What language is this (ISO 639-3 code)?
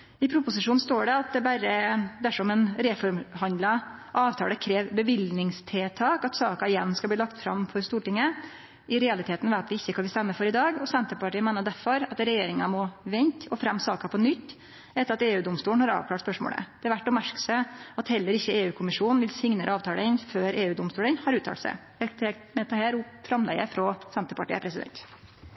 nno